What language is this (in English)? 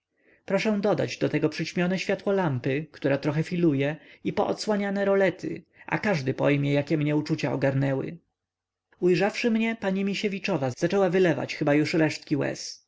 Polish